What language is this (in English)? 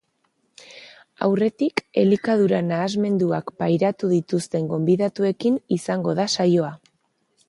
Basque